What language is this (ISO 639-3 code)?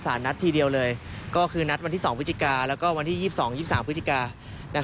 tha